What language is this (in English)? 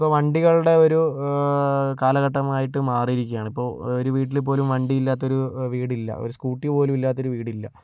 Malayalam